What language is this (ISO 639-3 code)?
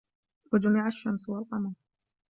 ara